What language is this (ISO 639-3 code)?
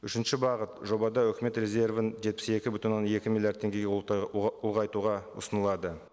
kaz